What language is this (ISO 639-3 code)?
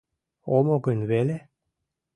chm